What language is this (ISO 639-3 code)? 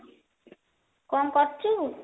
ori